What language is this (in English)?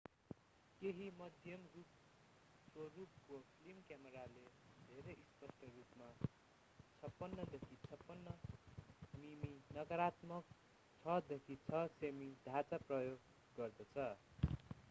Nepali